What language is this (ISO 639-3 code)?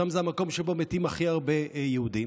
heb